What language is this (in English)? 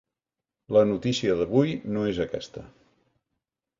Catalan